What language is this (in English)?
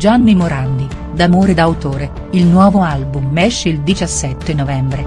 Italian